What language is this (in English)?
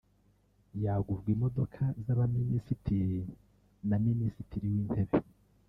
Kinyarwanda